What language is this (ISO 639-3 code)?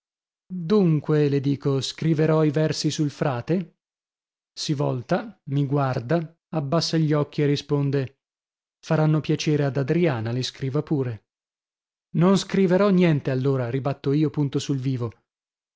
ita